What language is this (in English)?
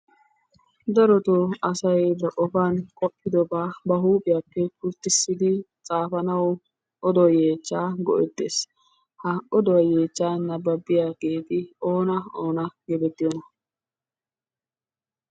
Wolaytta